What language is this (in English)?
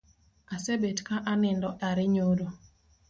Luo (Kenya and Tanzania)